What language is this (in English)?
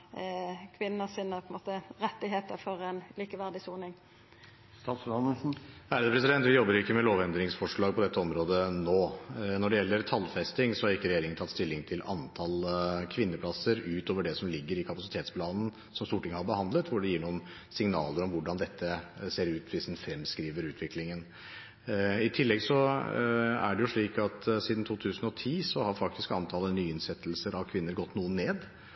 Norwegian